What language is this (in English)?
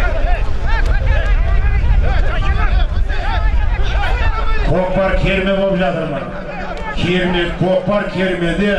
Turkish